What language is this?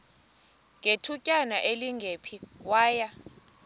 Xhosa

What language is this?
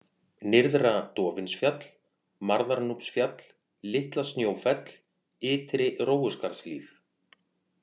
Icelandic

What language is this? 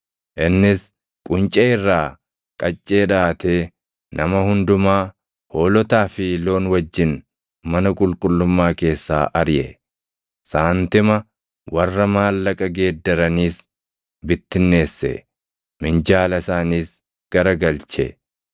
Oromo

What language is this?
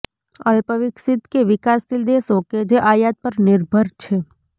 Gujarati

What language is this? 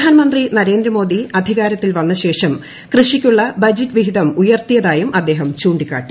Malayalam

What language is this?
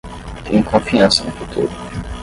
Portuguese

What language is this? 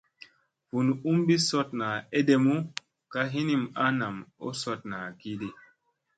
Musey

